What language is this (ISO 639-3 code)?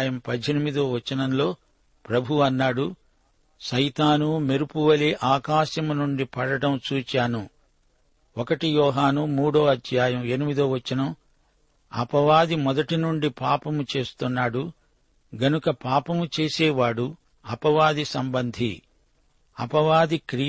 tel